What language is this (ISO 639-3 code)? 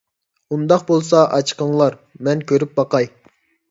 uig